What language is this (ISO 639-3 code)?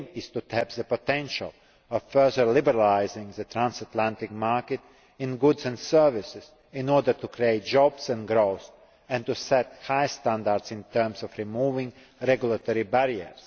eng